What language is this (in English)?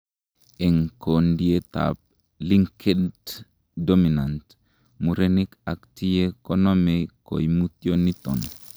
Kalenjin